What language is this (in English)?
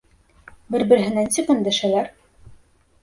Bashkir